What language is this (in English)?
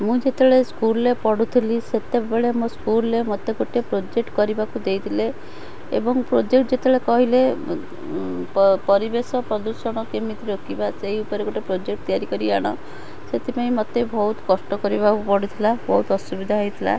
Odia